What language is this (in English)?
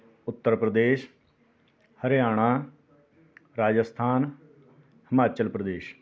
Punjabi